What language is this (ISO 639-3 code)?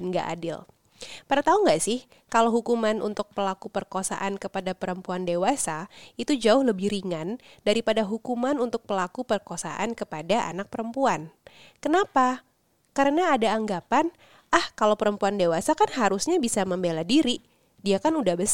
ind